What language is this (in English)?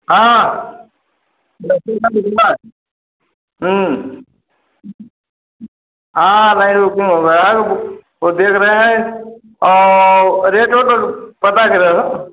Hindi